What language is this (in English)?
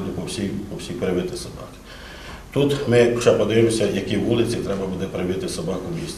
Ukrainian